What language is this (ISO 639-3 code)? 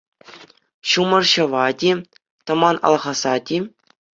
chv